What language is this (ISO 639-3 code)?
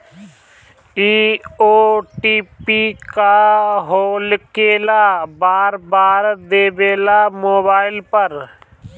bho